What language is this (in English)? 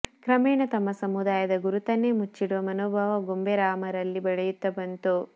Kannada